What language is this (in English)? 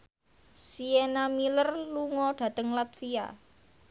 Javanese